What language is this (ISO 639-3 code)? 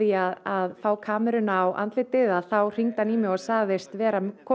isl